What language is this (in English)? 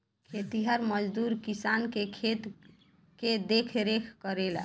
Bhojpuri